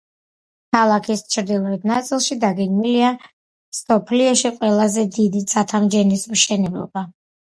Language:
Georgian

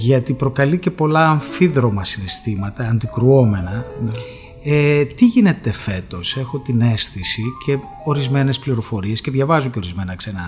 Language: Greek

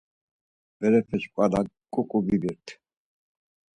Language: Laz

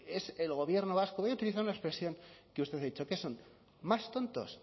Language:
Spanish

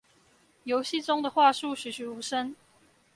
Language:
Chinese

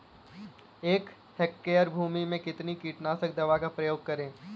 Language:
Hindi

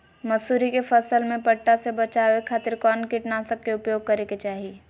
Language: Magahi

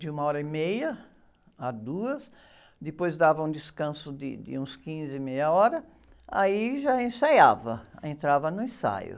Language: Portuguese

